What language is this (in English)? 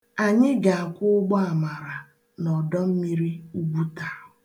Igbo